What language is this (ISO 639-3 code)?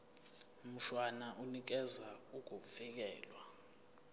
zul